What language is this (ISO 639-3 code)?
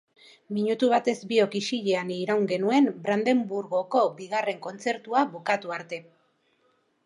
eus